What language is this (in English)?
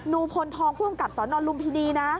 Thai